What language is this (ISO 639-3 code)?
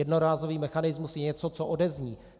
ces